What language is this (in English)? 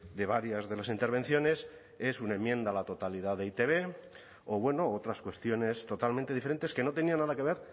Spanish